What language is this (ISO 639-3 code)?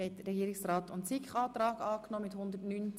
gsw